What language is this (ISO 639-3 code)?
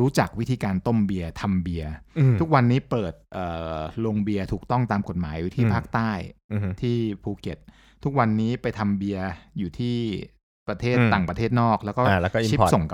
tha